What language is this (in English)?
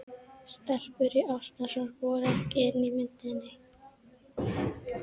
Icelandic